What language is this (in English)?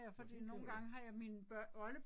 Danish